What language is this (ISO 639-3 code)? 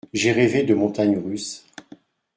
fra